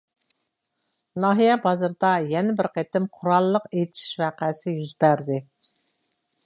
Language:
Uyghur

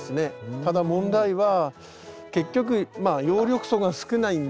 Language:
Japanese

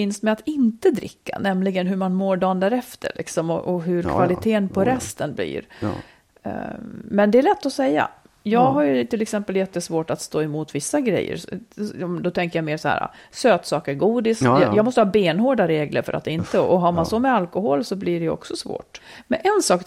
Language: Swedish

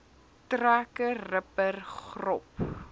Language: Afrikaans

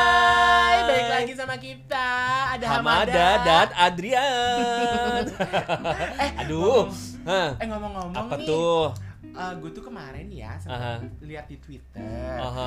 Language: Indonesian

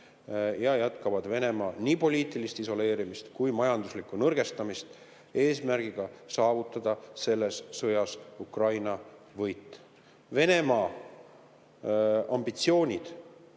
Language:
Estonian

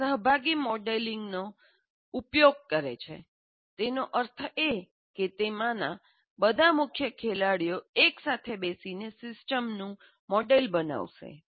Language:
Gujarati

